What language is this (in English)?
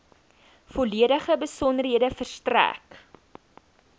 Afrikaans